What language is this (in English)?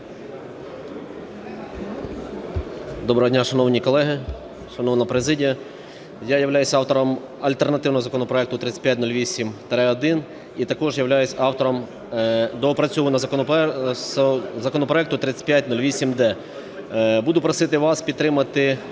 Ukrainian